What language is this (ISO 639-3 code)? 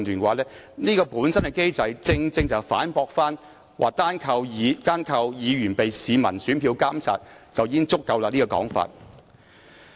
yue